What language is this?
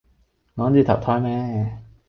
Cantonese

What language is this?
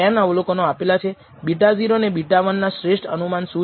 Gujarati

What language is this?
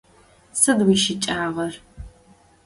Adyghe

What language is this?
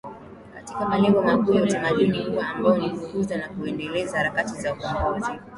Swahili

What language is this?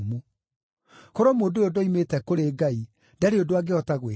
Kikuyu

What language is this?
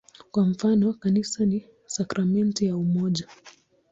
Swahili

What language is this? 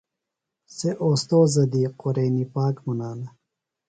Phalura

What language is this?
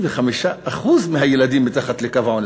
Hebrew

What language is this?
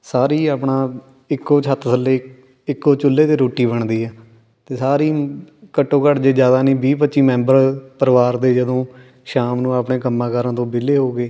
Punjabi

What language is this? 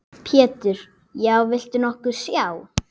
Icelandic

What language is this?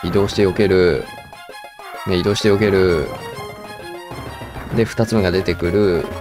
Japanese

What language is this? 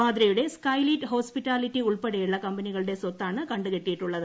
Malayalam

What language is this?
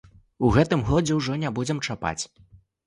Belarusian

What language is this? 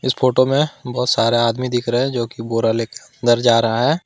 Hindi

